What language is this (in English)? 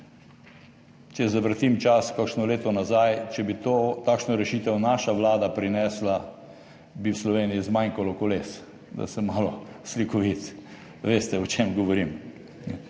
Slovenian